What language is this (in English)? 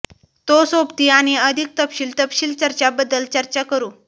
Marathi